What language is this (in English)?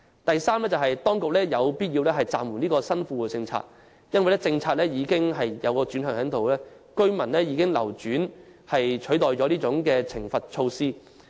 Cantonese